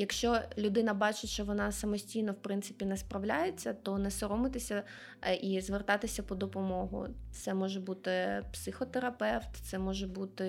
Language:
Ukrainian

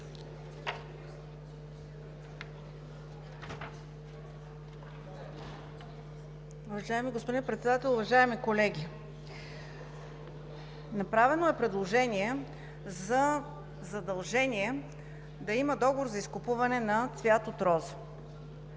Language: Bulgarian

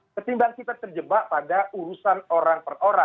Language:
Indonesian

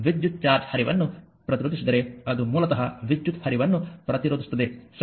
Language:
Kannada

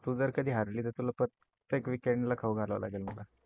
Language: Marathi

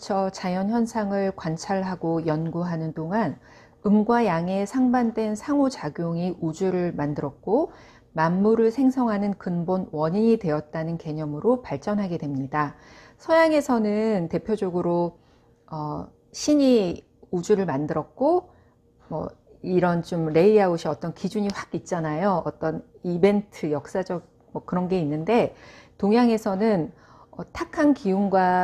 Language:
Korean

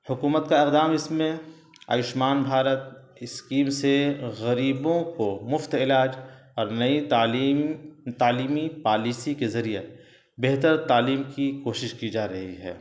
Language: Urdu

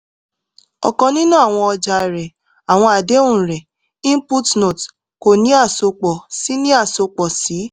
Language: Yoruba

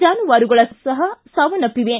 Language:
Kannada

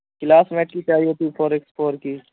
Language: Urdu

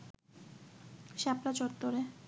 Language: Bangla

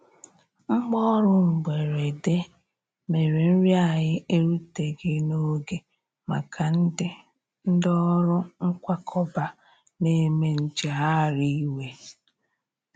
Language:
Igbo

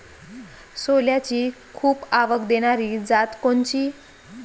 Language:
Marathi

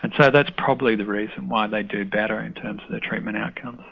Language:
English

